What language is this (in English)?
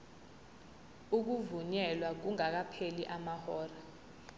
Zulu